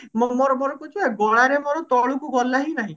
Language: Odia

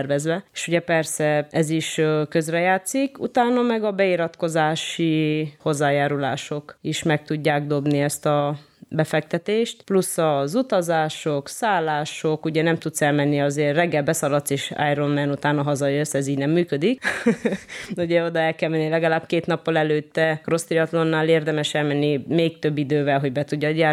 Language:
Hungarian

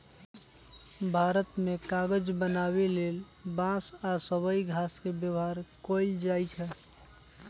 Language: Magahi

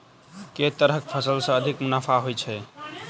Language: Maithili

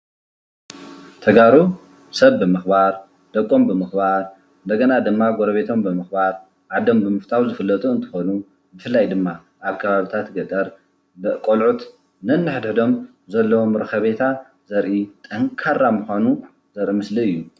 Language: Tigrinya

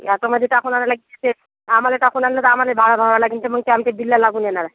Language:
Marathi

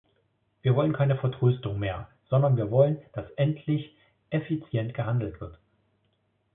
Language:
German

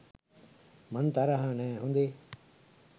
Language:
Sinhala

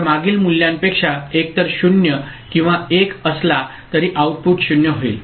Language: Marathi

